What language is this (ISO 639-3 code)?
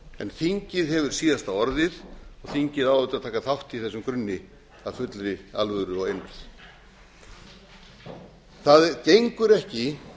isl